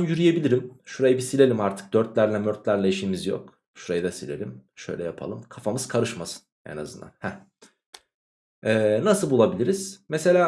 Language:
Turkish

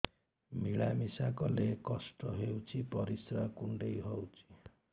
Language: Odia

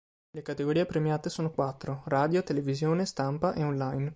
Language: Italian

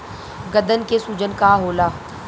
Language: Bhojpuri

